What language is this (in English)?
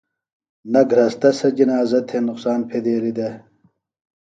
Phalura